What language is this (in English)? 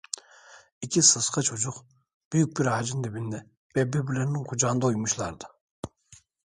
Turkish